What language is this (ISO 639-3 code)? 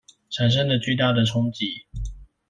zho